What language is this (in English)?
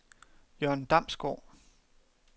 Danish